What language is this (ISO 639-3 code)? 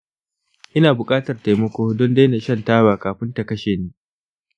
hau